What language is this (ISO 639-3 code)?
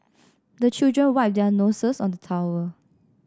eng